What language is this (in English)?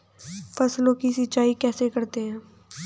Hindi